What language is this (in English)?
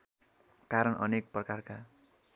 Nepali